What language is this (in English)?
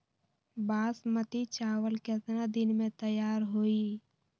Magahi